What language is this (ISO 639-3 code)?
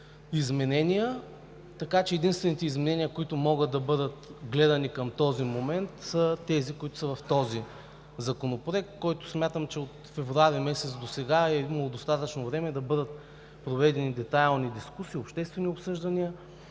bul